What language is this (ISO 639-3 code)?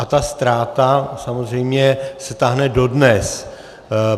ces